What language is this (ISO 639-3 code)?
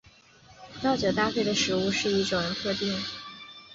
zho